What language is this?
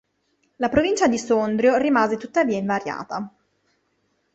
Italian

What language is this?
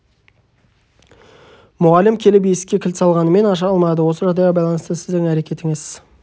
Kazakh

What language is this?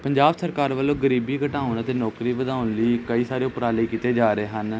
Punjabi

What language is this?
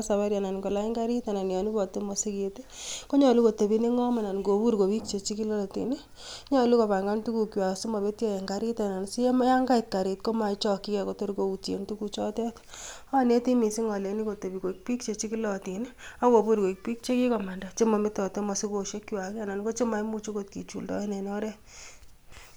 Kalenjin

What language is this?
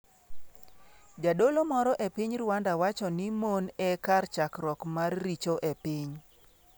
Luo (Kenya and Tanzania)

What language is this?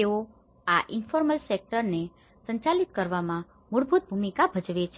Gujarati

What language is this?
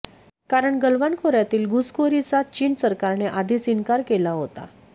Marathi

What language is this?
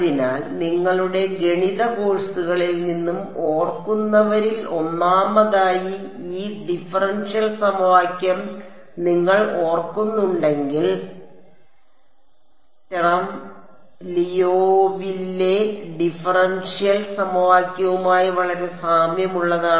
Malayalam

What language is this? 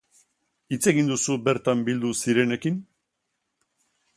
Basque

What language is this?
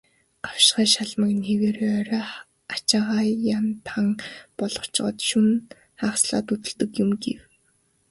Mongolian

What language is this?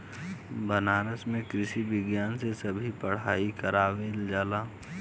Bhojpuri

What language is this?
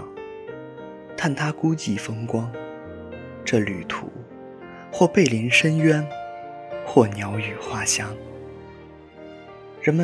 Chinese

